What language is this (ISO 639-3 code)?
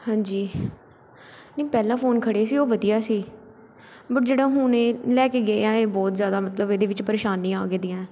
pan